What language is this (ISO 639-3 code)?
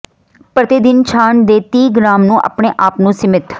pan